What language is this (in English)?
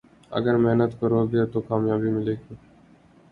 Urdu